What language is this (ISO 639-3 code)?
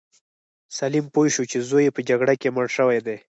pus